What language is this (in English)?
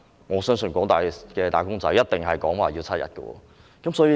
Cantonese